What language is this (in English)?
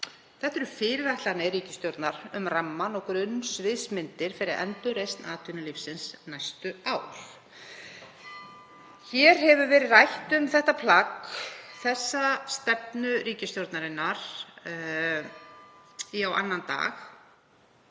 Icelandic